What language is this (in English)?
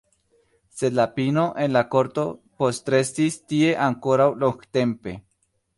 Esperanto